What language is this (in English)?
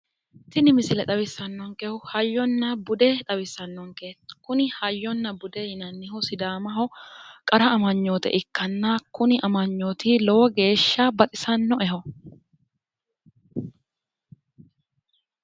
Sidamo